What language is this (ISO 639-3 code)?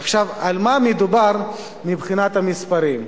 heb